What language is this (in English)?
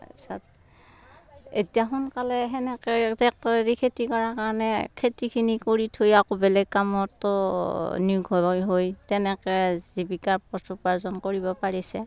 Assamese